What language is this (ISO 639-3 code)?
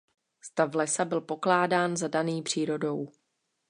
ces